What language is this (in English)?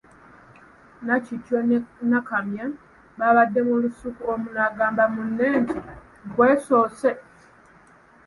Ganda